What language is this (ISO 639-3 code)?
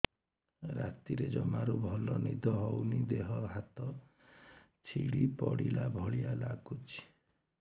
ori